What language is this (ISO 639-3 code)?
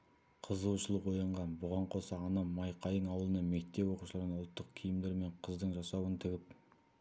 kaz